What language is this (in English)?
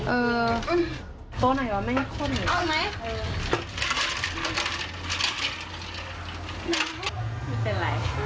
Thai